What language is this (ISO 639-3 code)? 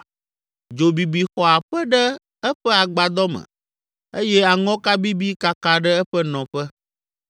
ewe